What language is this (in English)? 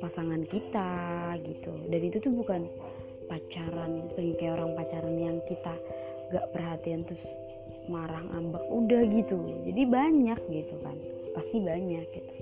Indonesian